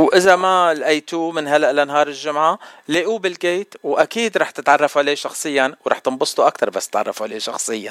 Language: Arabic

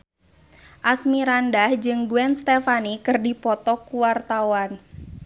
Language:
Sundanese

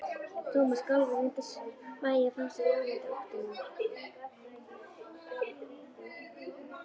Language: Icelandic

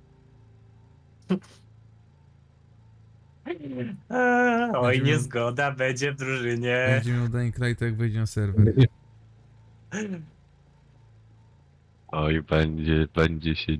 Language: Polish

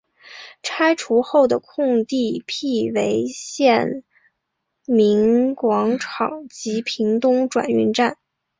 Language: Chinese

